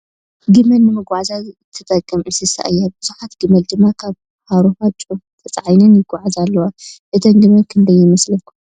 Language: Tigrinya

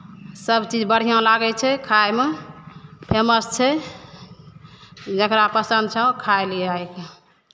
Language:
Maithili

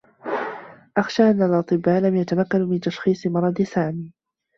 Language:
Arabic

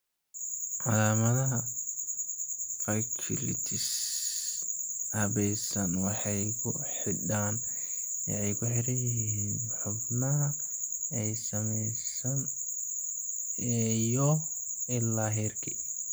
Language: Somali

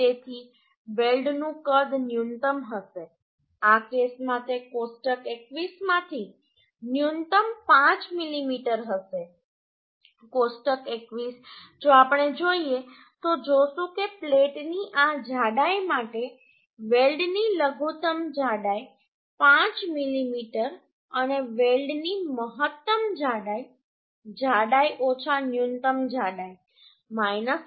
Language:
Gujarati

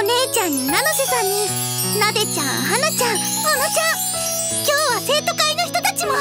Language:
Japanese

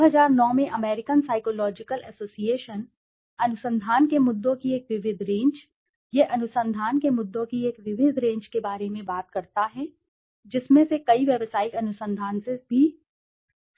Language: Hindi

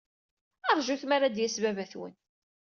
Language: Kabyle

